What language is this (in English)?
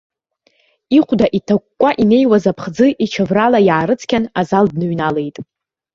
Abkhazian